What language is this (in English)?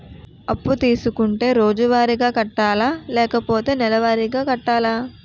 Telugu